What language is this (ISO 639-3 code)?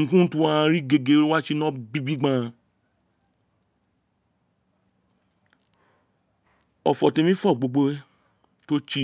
its